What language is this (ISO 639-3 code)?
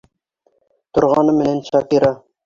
bak